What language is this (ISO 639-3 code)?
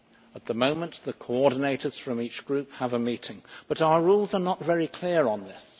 eng